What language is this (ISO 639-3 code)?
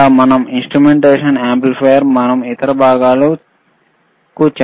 tel